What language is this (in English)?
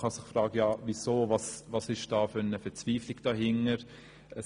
Swiss German